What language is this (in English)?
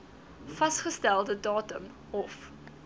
Afrikaans